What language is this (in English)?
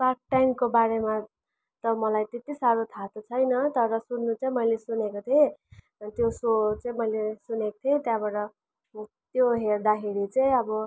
Nepali